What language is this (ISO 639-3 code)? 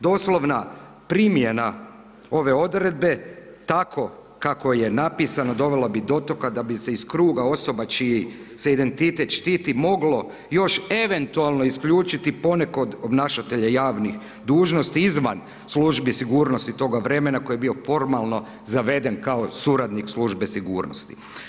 hrv